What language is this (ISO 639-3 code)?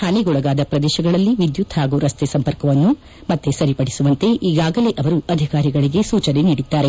kan